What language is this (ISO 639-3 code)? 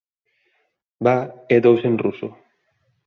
glg